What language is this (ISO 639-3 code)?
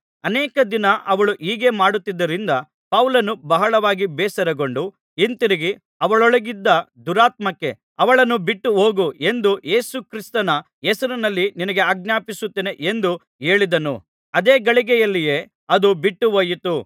kan